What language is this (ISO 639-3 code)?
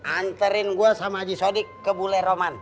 ind